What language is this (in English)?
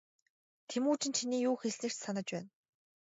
Mongolian